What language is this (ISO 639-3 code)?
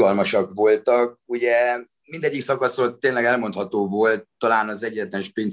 hun